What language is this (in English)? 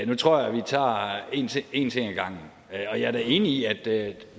Danish